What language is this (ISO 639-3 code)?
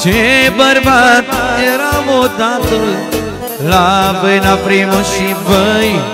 ron